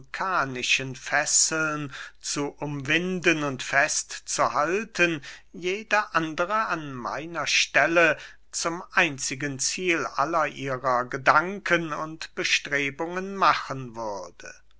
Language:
German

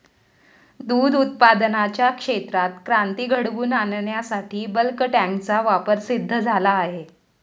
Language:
Marathi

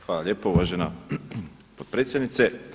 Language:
Croatian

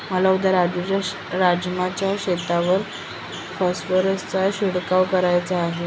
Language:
Marathi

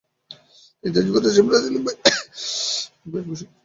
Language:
Bangla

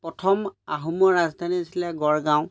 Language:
Assamese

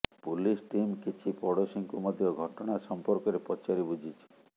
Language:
Odia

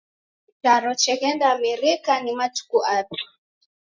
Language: Taita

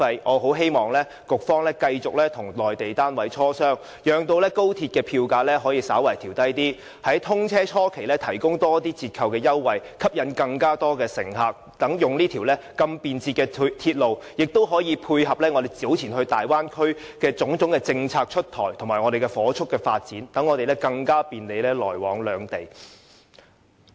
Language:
Cantonese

